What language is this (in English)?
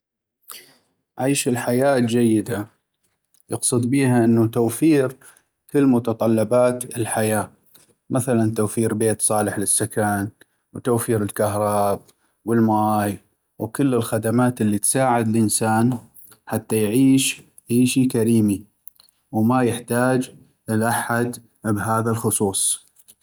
North Mesopotamian Arabic